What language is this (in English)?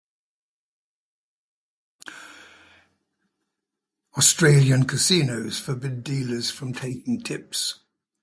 English